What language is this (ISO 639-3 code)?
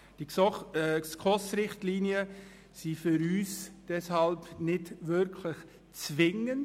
gsw